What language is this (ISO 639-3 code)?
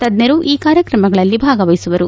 kan